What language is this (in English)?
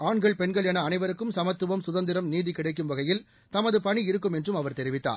Tamil